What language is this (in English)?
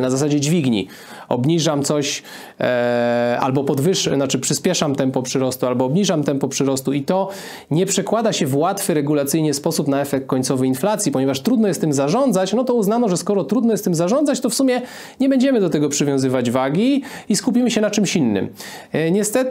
Polish